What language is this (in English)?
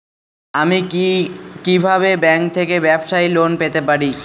Bangla